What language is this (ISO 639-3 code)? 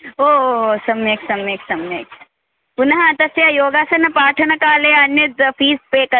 san